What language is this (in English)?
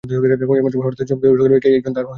Bangla